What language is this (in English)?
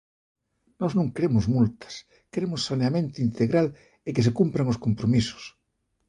Galician